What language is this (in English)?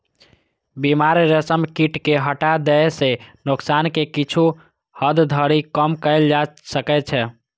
Maithili